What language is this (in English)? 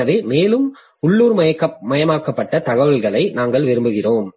Tamil